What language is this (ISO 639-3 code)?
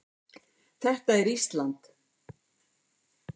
isl